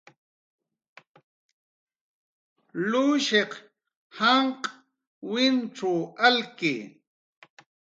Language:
Jaqaru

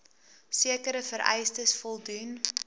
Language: Afrikaans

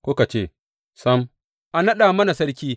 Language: Hausa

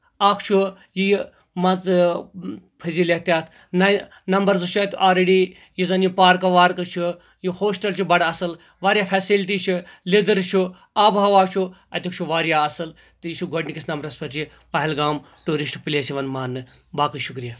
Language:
Kashmiri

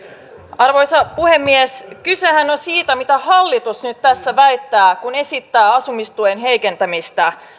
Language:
Finnish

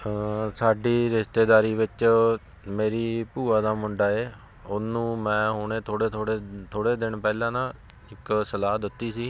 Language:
Punjabi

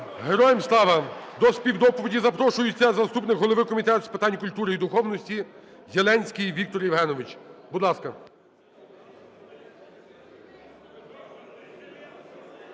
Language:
Ukrainian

